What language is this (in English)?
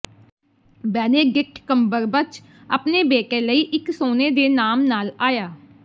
Punjabi